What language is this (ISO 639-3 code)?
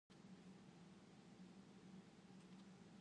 ind